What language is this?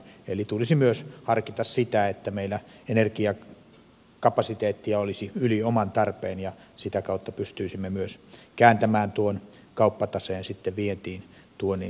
Finnish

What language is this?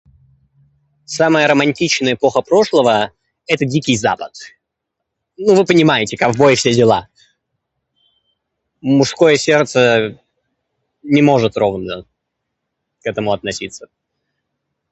Russian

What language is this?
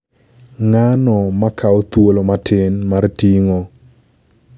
Luo (Kenya and Tanzania)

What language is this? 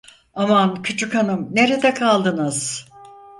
Turkish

